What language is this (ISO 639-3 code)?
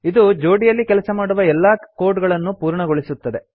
kan